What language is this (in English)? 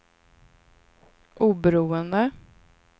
Swedish